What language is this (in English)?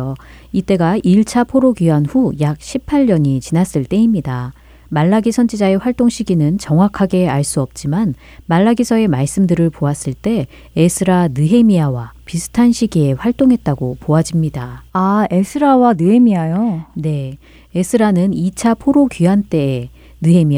Korean